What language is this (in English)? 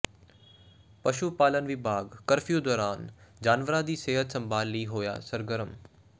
Punjabi